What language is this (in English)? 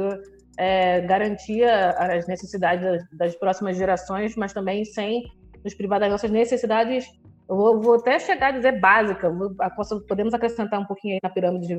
Portuguese